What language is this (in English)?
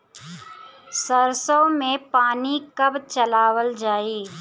Bhojpuri